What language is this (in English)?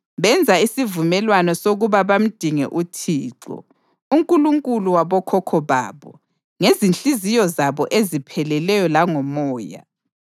North Ndebele